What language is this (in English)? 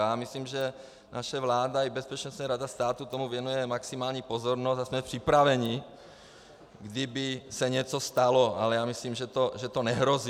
Czech